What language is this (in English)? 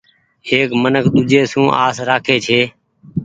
Goaria